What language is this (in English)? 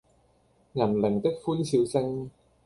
Cantonese